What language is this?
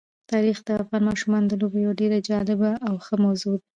Pashto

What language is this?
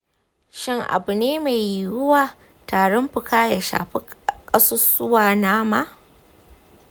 Hausa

